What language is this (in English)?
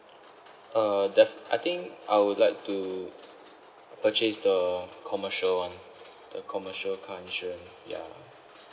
English